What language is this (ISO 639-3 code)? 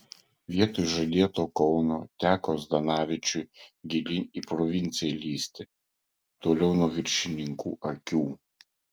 lit